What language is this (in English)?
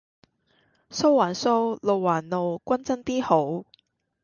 Cantonese